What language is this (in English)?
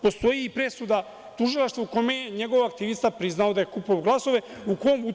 Serbian